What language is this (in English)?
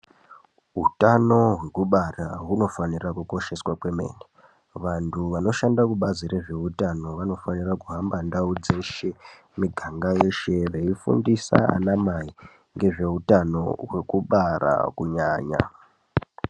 Ndau